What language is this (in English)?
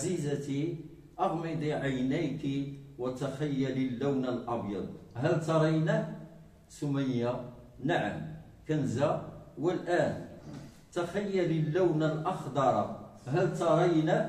Arabic